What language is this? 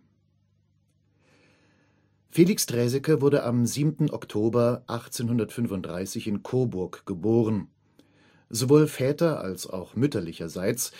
German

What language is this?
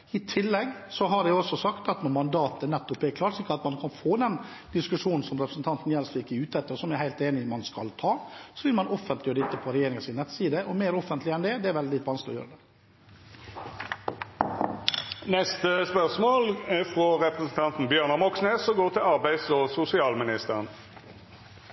Norwegian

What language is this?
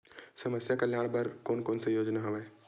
Chhattisgarhi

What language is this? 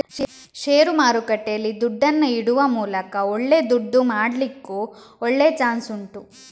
Kannada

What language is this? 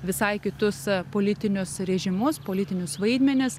Lithuanian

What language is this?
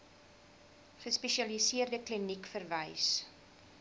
Afrikaans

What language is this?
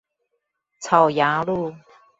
Chinese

